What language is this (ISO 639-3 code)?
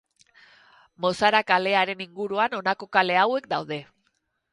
eus